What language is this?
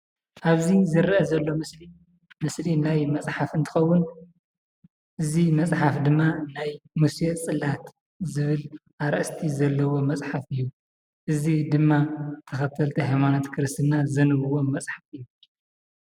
Tigrinya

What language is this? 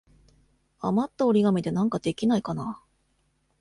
Japanese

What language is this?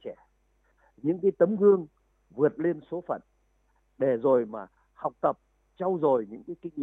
Vietnamese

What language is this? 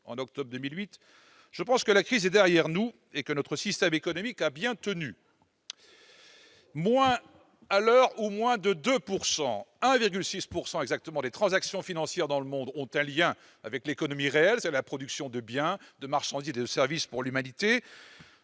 French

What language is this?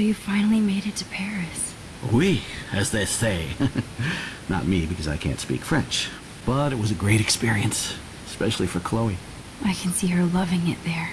English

